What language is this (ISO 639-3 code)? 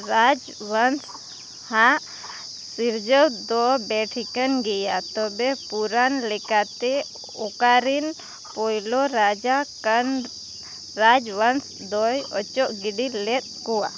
sat